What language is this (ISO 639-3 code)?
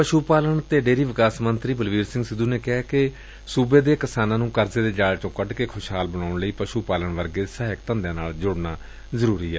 pan